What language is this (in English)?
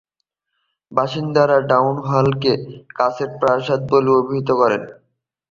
Bangla